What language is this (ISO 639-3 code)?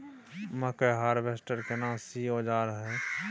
mai